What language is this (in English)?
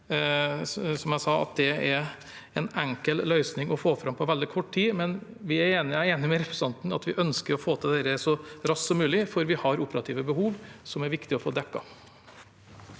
Norwegian